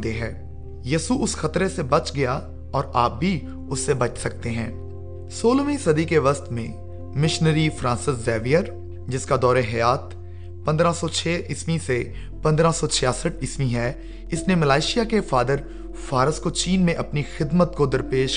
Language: Urdu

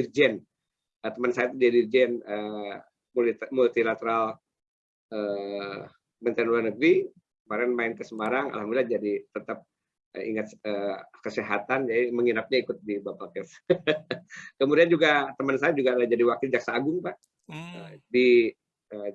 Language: Indonesian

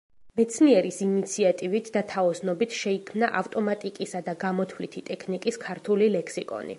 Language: Georgian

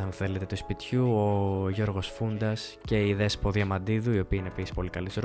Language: Greek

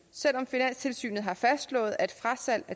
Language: Danish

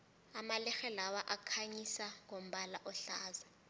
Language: South Ndebele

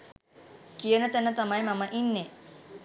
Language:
Sinhala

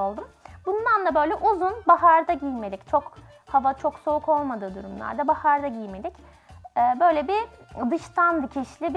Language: Turkish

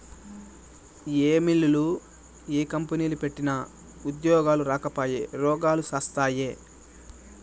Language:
Telugu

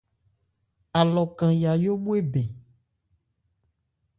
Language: Ebrié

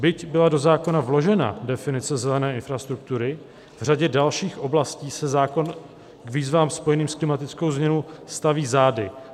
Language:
Czech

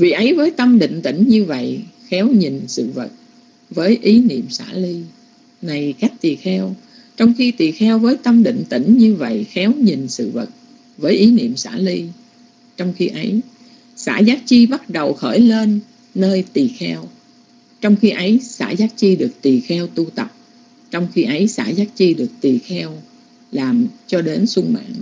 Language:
Vietnamese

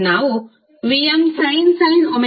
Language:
Kannada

